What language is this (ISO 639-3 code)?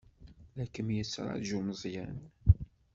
kab